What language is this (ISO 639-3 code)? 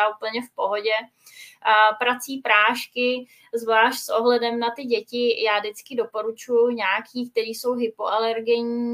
ces